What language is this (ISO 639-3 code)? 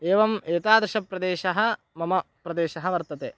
san